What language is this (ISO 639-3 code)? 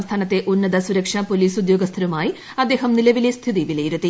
mal